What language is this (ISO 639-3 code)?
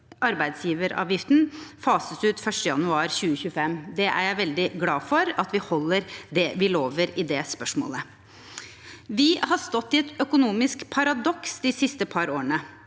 nor